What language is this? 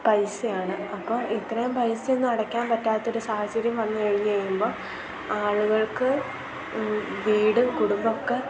Malayalam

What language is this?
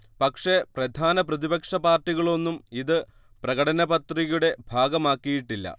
Malayalam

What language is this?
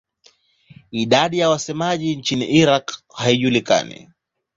Swahili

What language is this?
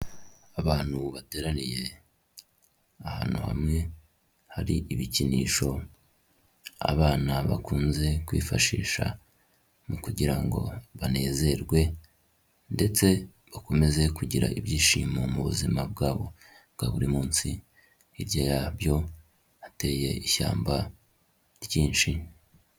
Kinyarwanda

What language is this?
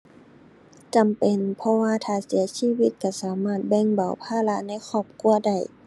Thai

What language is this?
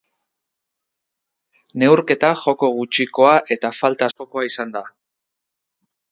Basque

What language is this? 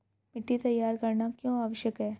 Hindi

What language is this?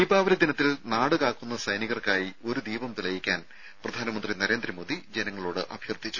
Malayalam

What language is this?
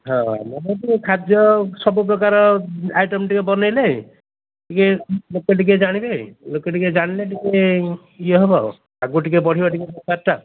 Odia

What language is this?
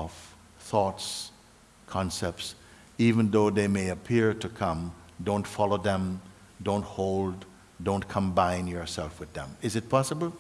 English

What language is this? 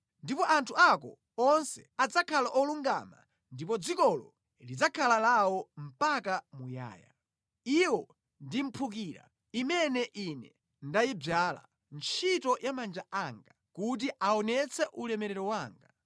Nyanja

